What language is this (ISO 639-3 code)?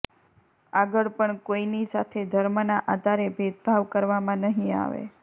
guj